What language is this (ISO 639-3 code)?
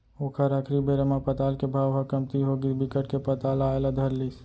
hne